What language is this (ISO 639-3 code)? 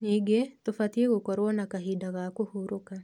kik